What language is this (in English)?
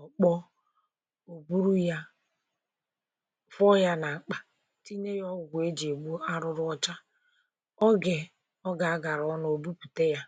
Igbo